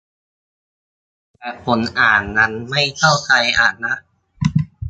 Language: Thai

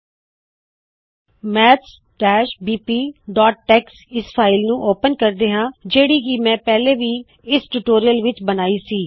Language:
Punjabi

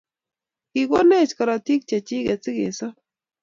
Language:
Kalenjin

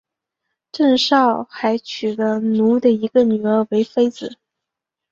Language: Chinese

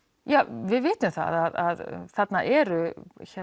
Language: Icelandic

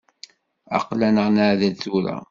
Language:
Kabyle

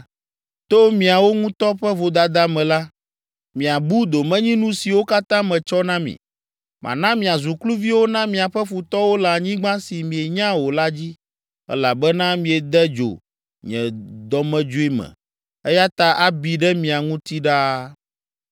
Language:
Ewe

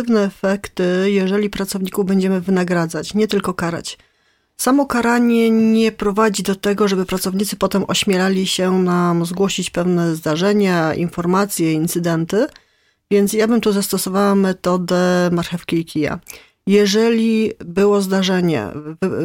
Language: Polish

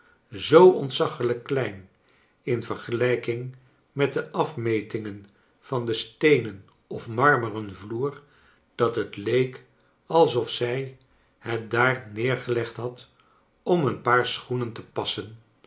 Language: Dutch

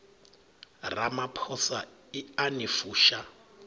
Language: Venda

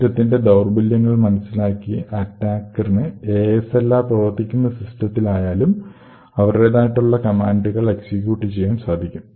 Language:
Malayalam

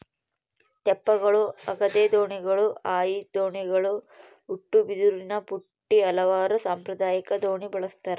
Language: Kannada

